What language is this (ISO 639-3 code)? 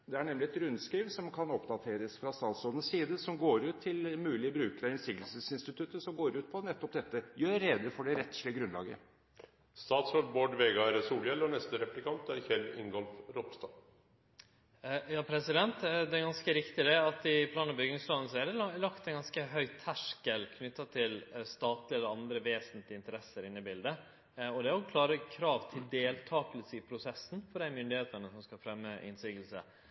nor